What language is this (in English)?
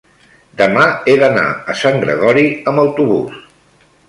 Catalan